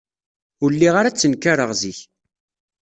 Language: Kabyle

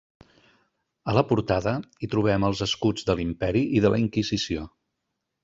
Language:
Catalan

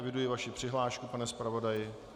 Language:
Czech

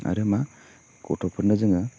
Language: Bodo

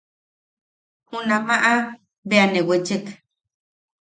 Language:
Yaqui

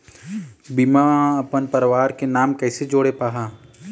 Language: Chhattisgarhi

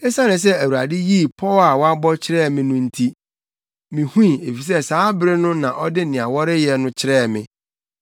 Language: Akan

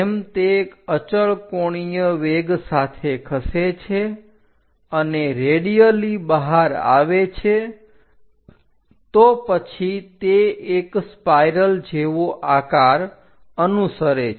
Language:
Gujarati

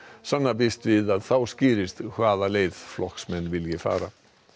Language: Icelandic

